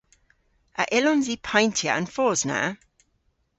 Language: Cornish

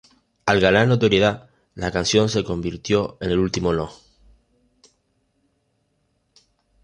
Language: Spanish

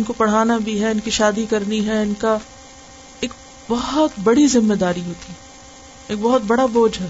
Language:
Urdu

